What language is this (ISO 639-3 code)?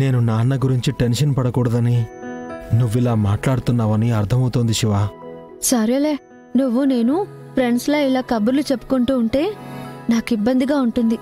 tel